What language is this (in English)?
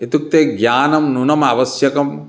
Sanskrit